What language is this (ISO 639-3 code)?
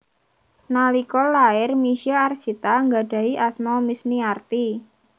jav